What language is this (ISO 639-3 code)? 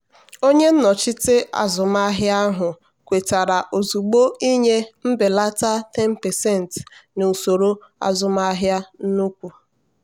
ibo